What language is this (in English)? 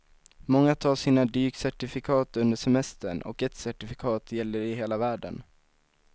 Swedish